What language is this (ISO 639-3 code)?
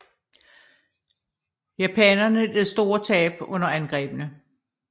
dan